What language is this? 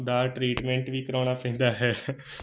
Punjabi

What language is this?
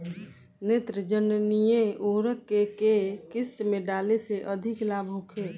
Bhojpuri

